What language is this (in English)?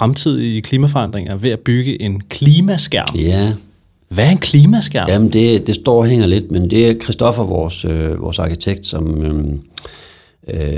Danish